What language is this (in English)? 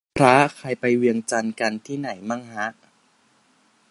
Thai